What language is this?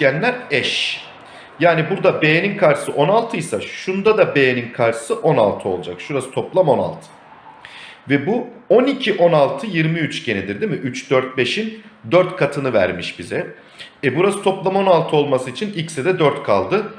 Turkish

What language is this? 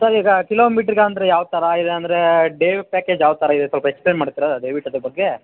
Kannada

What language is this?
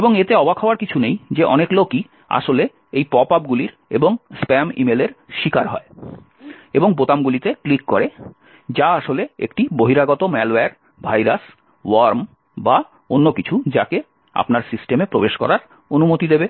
Bangla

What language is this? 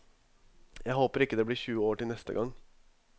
Norwegian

